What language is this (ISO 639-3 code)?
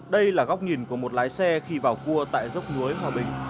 vie